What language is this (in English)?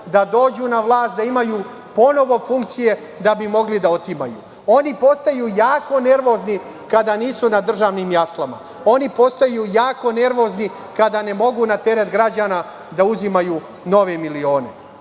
Serbian